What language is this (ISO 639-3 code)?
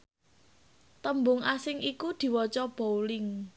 jav